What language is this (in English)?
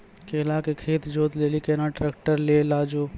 Maithili